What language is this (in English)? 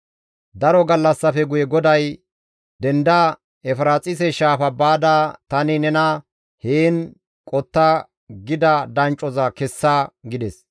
Gamo